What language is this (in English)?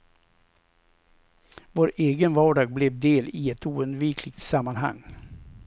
Swedish